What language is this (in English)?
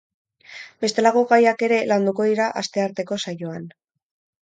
Basque